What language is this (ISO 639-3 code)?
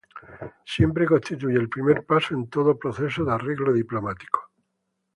spa